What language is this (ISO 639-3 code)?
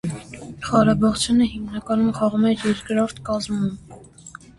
hye